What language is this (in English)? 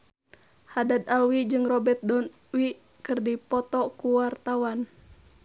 Sundanese